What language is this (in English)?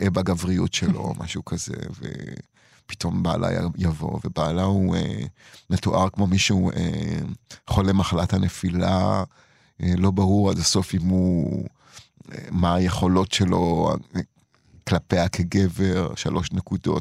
Hebrew